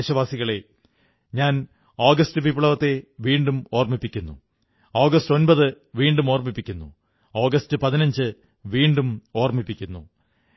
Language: Malayalam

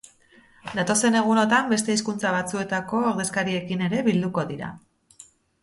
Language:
Basque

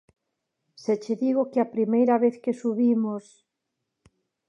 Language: Galician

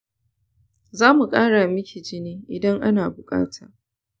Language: Hausa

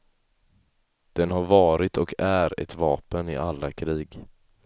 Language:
Swedish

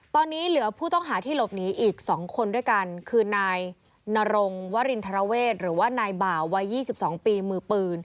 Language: Thai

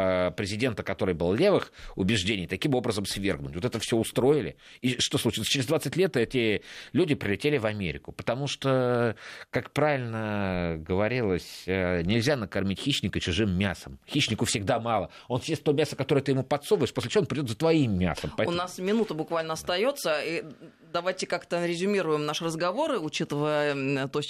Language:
Russian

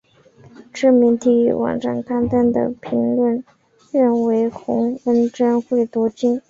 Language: Chinese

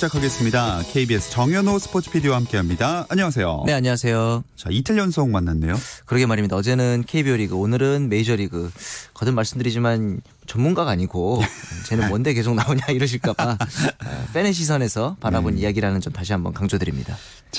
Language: Korean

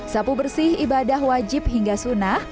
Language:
Indonesian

